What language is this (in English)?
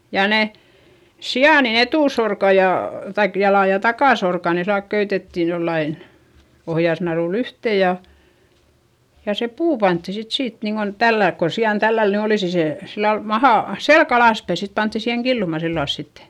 Finnish